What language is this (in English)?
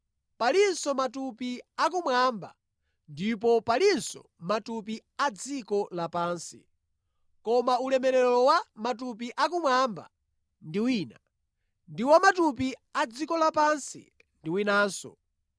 Nyanja